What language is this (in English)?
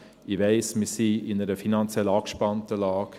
Swiss German